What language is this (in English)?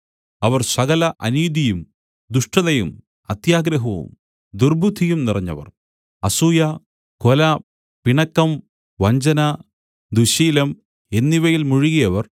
Malayalam